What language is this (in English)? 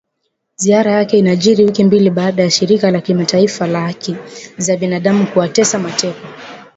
Swahili